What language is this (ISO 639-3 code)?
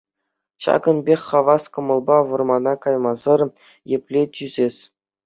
chv